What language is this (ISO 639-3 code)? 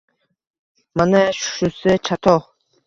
uzb